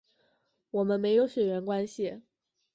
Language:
Chinese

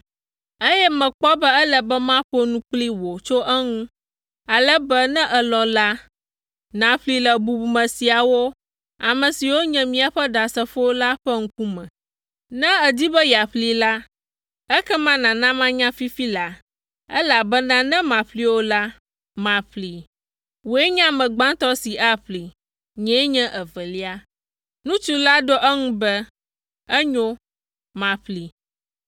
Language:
Ewe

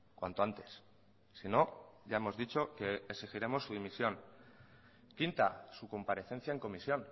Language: Spanish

